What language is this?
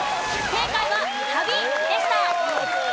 Japanese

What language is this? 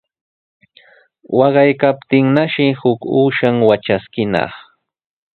Sihuas Ancash Quechua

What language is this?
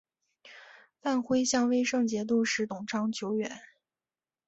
Chinese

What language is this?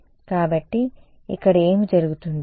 Telugu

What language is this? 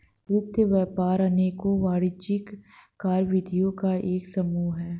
Hindi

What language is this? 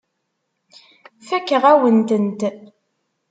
Kabyle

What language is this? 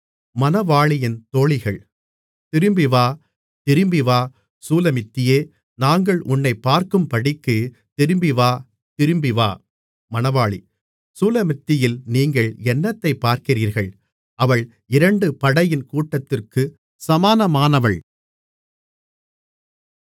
Tamil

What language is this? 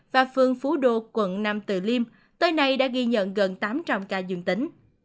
Vietnamese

